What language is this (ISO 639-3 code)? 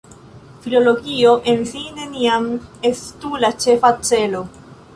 epo